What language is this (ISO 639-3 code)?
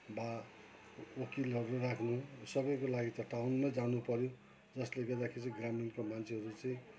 nep